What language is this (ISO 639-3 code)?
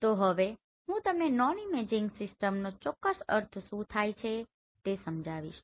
guj